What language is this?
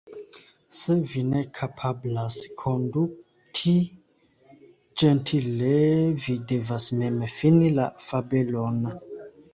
Esperanto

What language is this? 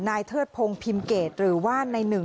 Thai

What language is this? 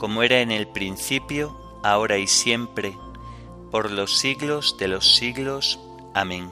Spanish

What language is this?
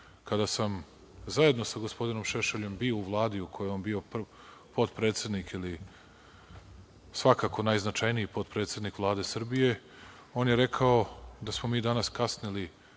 Serbian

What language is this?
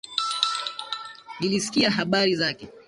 Swahili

